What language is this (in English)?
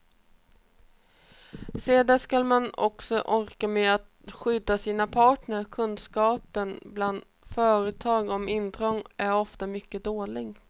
Swedish